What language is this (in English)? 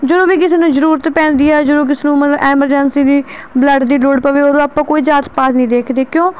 Punjabi